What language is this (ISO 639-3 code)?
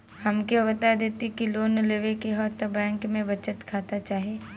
bho